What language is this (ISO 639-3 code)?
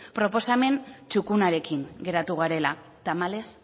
eus